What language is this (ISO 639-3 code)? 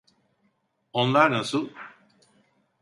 tur